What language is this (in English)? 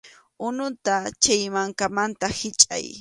Arequipa-La Unión Quechua